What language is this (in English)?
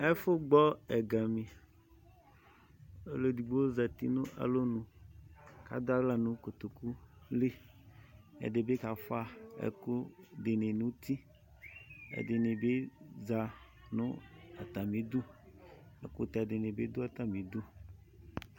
Ikposo